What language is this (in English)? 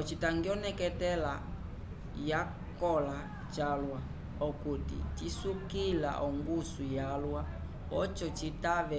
Umbundu